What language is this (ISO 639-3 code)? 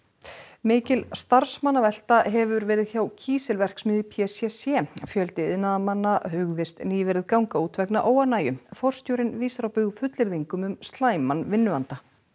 isl